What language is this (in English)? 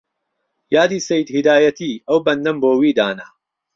Central Kurdish